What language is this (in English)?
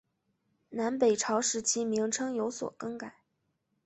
Chinese